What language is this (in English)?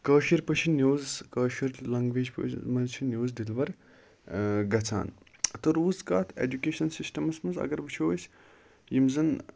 Kashmiri